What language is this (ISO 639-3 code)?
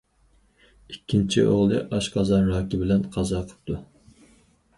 uig